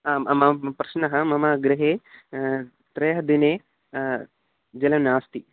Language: Sanskrit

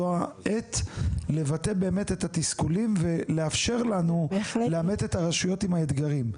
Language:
Hebrew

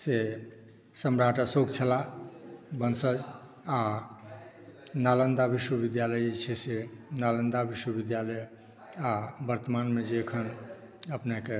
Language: Maithili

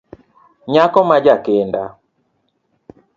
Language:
Luo (Kenya and Tanzania)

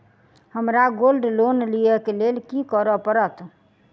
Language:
Maithili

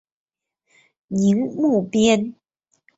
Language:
Chinese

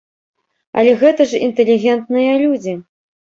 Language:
Belarusian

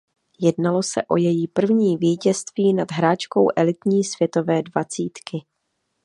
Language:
Czech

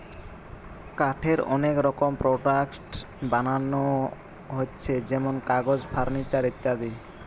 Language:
Bangla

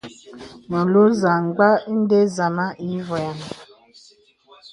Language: Bebele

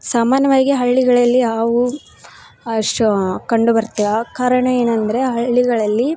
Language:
Kannada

